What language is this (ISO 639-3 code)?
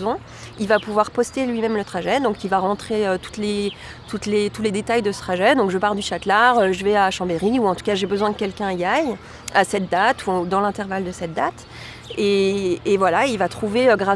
fra